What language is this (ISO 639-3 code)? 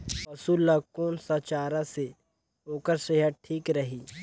hne